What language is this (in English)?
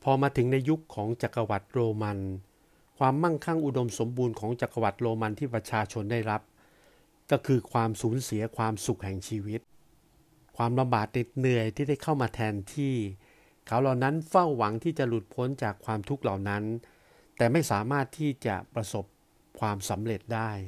Thai